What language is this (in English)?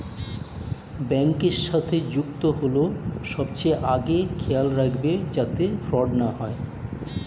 Bangla